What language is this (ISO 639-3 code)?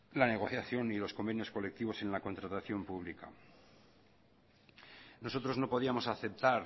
spa